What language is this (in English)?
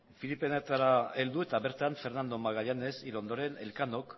Basque